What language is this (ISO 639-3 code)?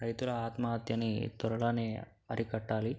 tel